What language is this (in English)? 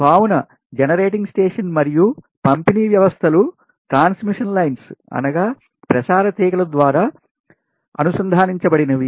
Telugu